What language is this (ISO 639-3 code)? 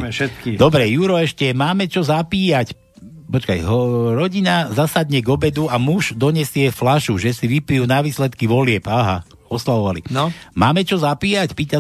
slk